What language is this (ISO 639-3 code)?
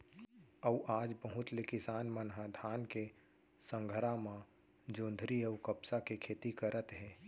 hne